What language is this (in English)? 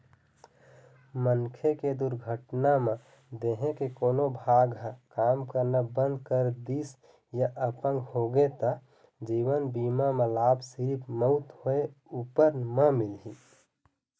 Chhattisgarhi